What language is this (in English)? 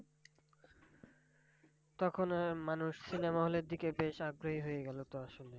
Bangla